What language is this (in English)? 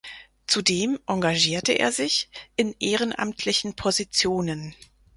German